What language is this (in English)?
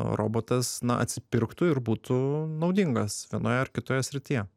Lithuanian